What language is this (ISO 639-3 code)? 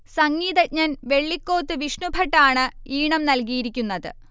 mal